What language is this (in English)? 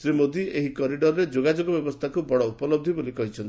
Odia